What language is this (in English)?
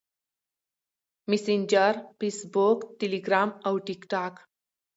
Pashto